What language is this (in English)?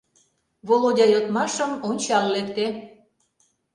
Mari